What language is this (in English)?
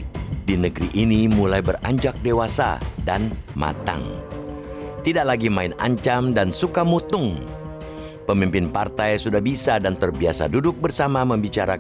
Indonesian